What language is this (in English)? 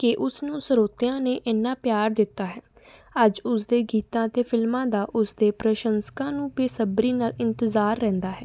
Punjabi